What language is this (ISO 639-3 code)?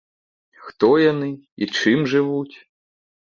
bel